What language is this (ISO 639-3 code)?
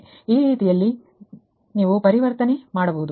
kan